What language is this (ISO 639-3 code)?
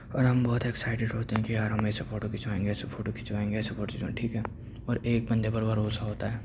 urd